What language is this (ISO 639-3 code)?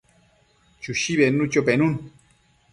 mcf